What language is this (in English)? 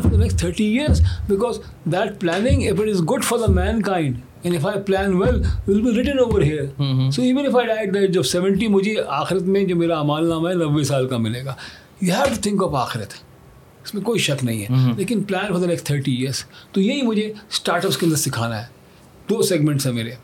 Urdu